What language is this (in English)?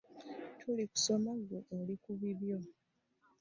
Ganda